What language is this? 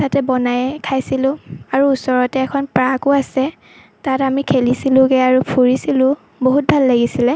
Assamese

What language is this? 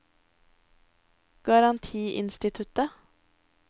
Norwegian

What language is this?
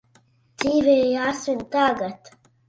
Latvian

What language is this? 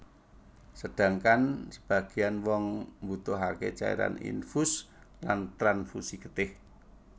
Javanese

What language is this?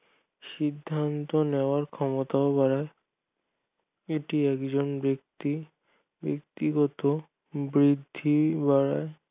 Bangla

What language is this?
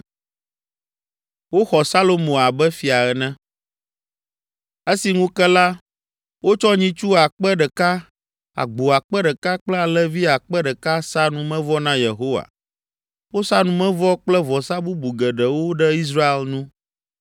Ewe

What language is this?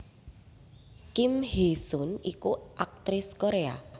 Javanese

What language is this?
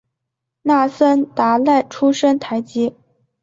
Chinese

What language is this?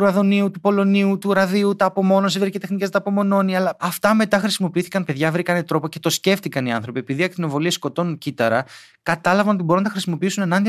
Greek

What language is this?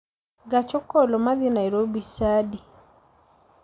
Luo (Kenya and Tanzania)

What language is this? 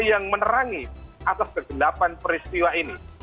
Indonesian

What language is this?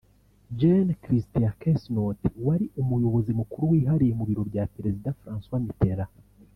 Kinyarwanda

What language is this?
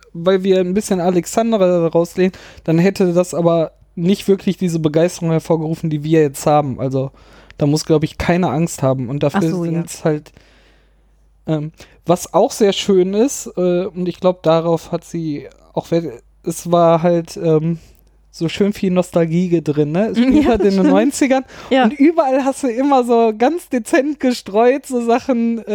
German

